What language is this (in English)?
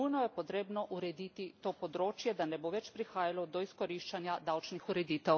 Slovenian